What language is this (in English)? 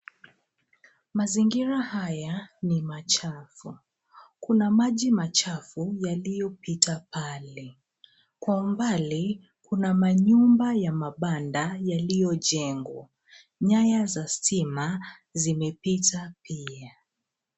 Swahili